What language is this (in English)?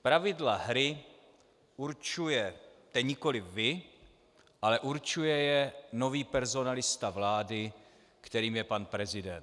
Czech